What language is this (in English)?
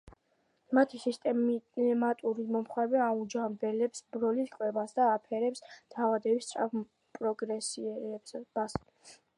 Georgian